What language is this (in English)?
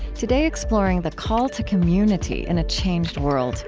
English